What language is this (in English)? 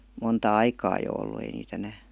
Finnish